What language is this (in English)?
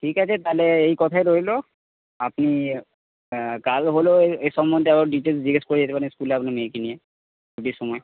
Bangla